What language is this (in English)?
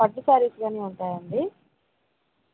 Telugu